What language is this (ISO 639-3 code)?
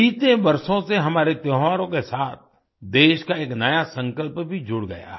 hin